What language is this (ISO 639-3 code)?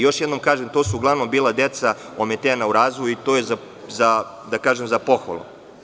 srp